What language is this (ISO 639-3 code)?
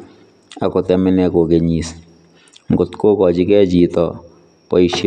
kln